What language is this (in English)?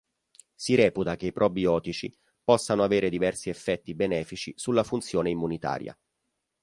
Italian